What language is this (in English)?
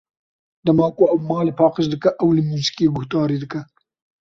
Kurdish